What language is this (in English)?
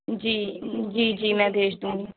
Urdu